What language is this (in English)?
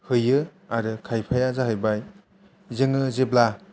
Bodo